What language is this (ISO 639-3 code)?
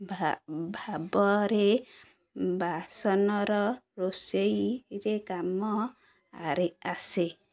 ori